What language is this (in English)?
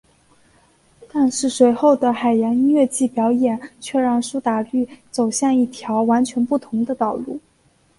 Chinese